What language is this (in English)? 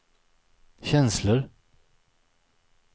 Swedish